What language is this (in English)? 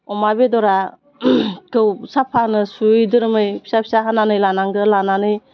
Bodo